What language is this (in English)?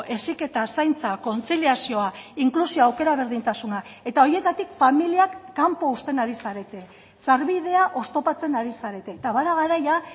Basque